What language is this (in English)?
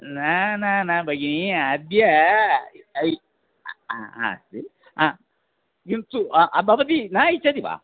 Sanskrit